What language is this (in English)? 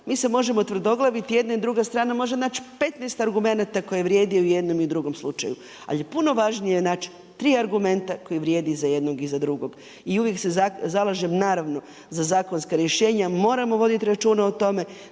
Croatian